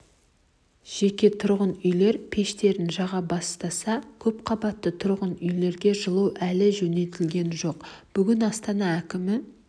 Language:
Kazakh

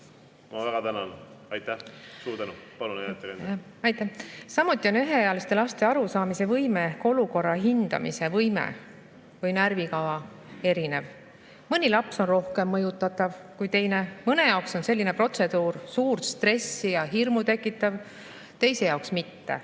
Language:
Estonian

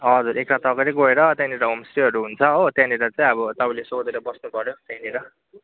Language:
Nepali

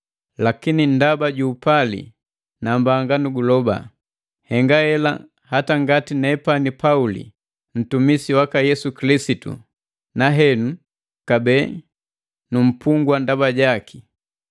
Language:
Matengo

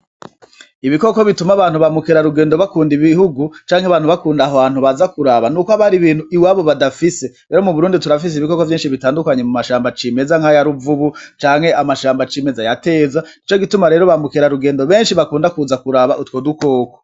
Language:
Rundi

